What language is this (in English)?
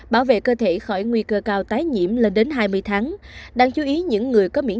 Vietnamese